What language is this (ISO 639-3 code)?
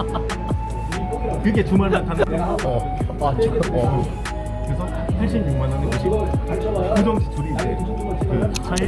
kor